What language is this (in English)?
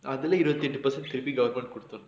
English